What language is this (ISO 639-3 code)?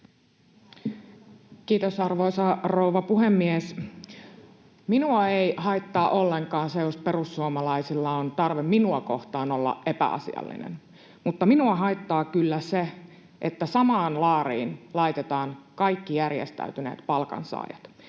fin